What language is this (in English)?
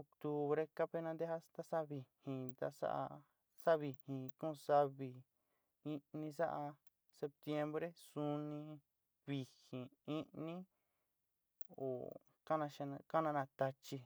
Sinicahua Mixtec